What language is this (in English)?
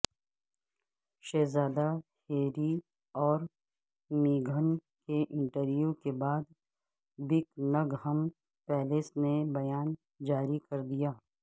Urdu